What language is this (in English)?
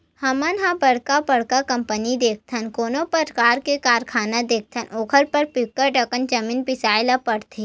Chhattisgarhi